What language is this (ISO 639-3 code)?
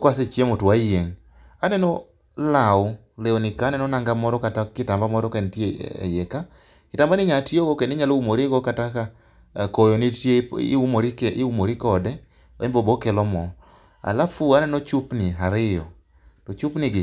luo